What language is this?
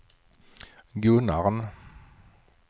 Swedish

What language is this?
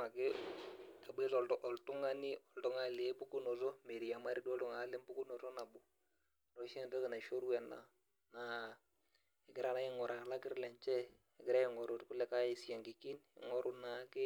Masai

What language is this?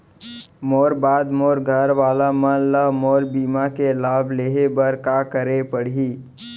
Chhattisgarhi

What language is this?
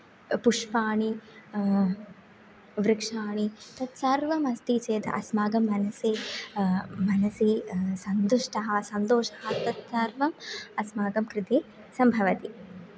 Sanskrit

